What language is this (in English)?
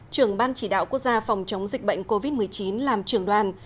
Vietnamese